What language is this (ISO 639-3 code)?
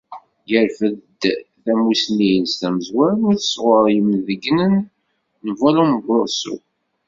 kab